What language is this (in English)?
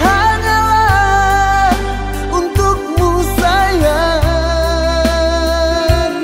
Indonesian